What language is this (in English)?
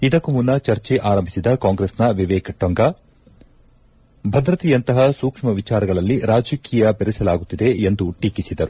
Kannada